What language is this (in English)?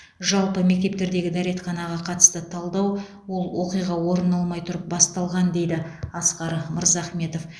Kazakh